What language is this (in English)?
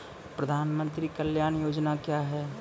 Maithili